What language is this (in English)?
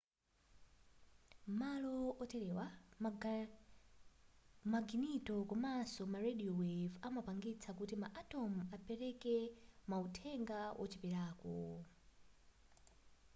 Nyanja